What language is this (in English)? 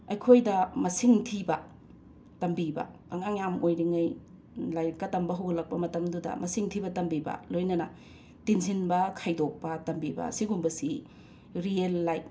Manipuri